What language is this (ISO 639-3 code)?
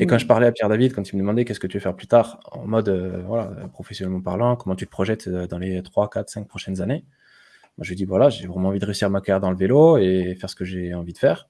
fra